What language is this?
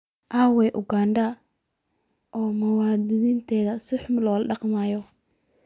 Somali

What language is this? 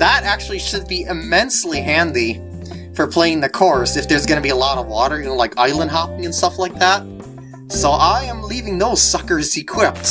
English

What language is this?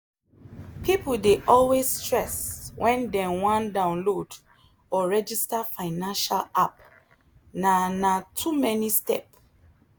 Nigerian Pidgin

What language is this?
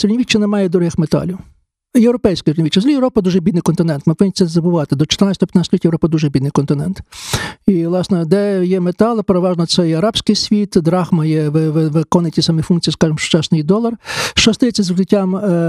Ukrainian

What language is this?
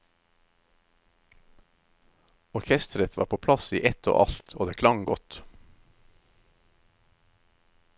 Norwegian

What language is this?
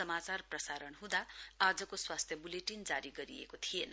Nepali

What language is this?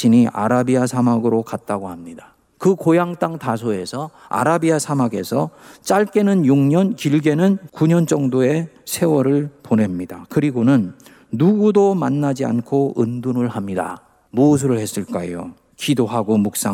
Korean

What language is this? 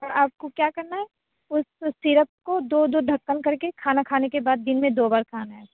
Urdu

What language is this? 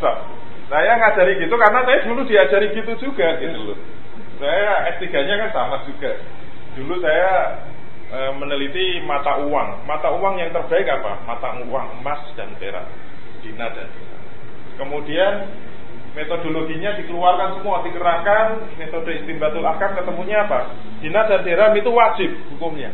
Indonesian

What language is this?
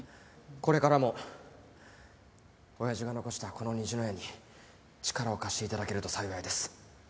Japanese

